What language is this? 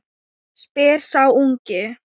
Icelandic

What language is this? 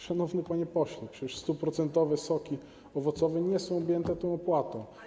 Polish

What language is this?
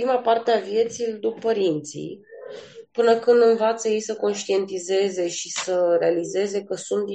Romanian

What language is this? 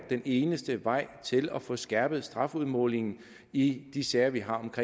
Danish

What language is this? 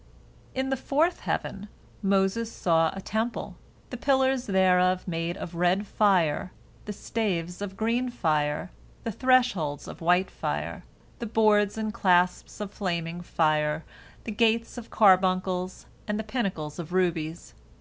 English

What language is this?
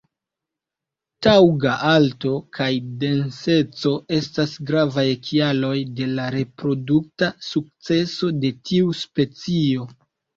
Esperanto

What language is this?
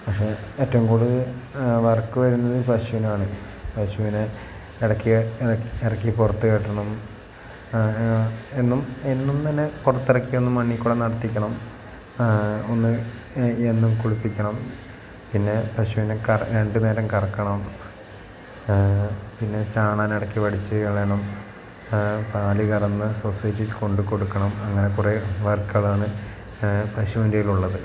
Malayalam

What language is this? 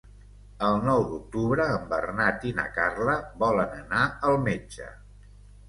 Catalan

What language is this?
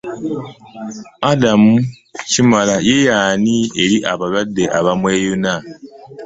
Ganda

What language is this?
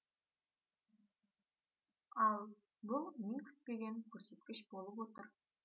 Kazakh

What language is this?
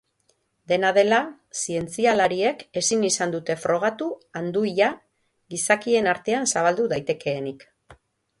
Basque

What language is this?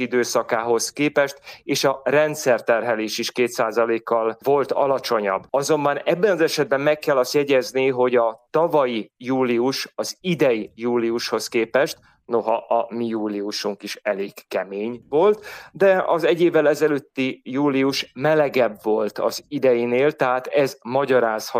Hungarian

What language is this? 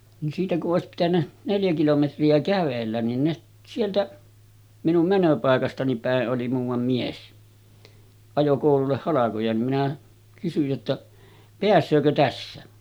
Finnish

